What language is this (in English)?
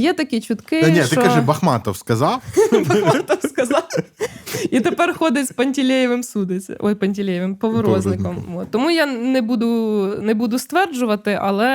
Ukrainian